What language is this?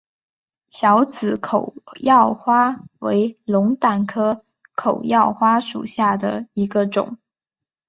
Chinese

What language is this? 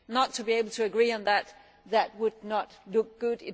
English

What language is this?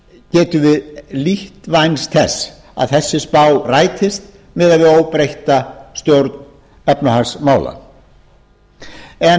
Icelandic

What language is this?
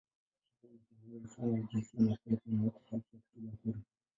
Swahili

